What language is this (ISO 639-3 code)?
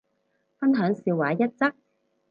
yue